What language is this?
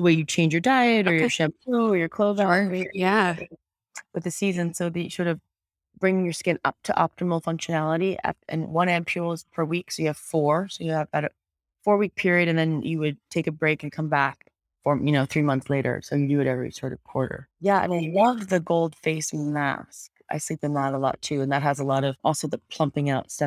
English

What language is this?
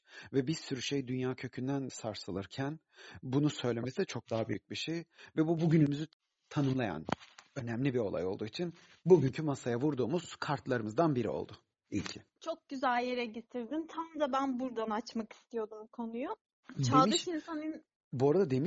Turkish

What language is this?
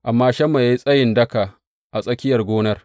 Hausa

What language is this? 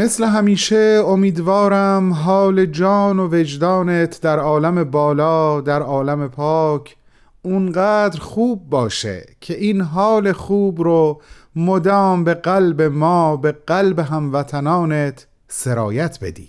Persian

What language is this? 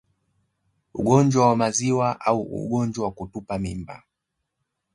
Swahili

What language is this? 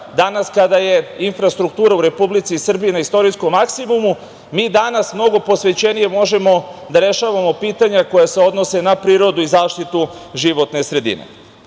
Serbian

